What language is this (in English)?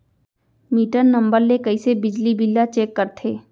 Chhattisgarhi